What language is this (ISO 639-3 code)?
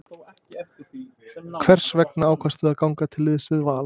isl